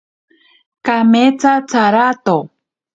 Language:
Ashéninka Perené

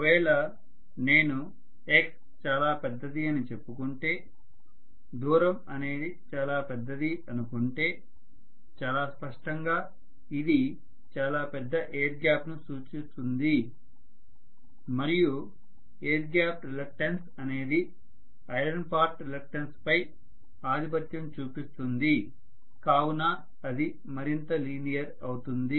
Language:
Telugu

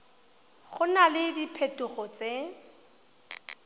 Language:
Tswana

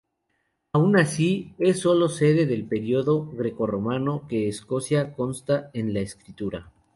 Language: Spanish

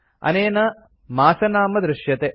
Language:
Sanskrit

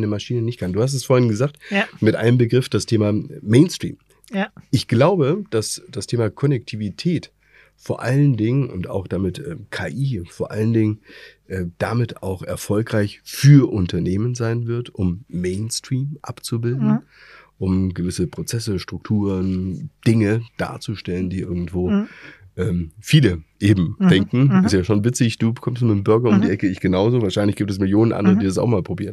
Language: German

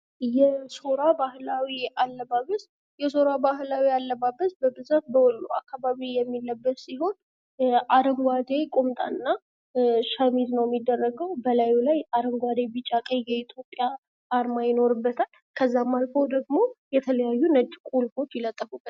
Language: Amharic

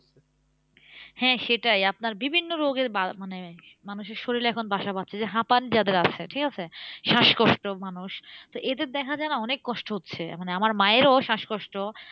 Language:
Bangla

